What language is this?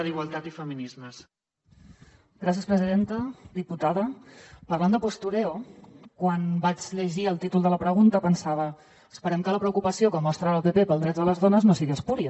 Catalan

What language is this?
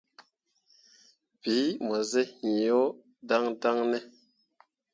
Mundang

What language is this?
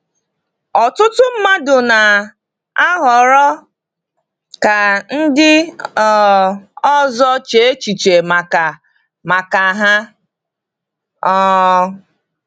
Igbo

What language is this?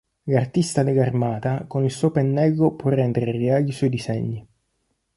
Italian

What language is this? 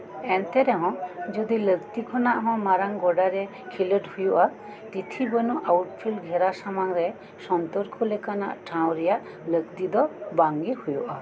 Santali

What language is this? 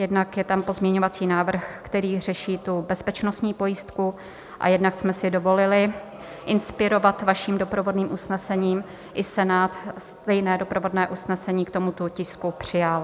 Czech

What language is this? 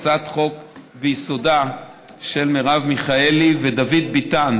Hebrew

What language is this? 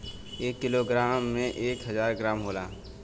Bhojpuri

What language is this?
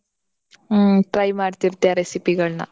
Kannada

